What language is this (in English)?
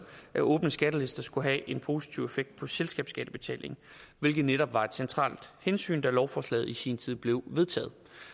Danish